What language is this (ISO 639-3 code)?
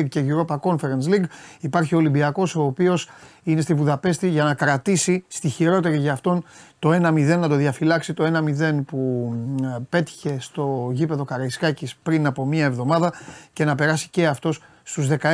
ell